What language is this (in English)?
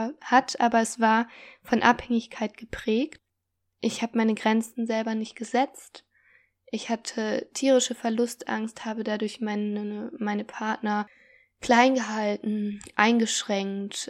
German